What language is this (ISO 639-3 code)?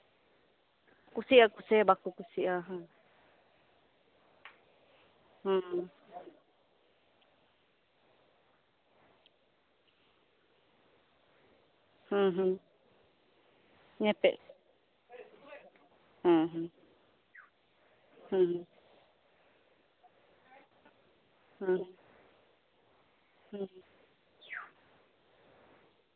sat